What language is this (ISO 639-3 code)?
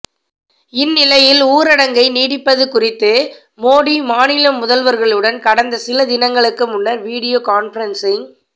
tam